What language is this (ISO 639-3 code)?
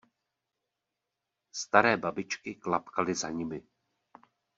ces